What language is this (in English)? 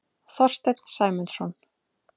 Icelandic